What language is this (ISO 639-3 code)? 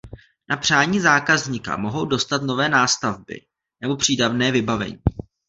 ces